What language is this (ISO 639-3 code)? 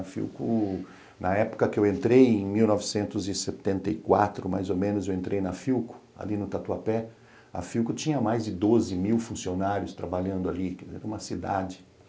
por